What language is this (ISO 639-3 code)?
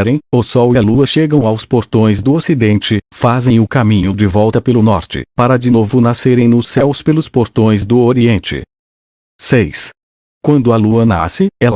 por